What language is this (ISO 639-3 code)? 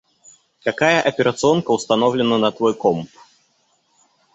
rus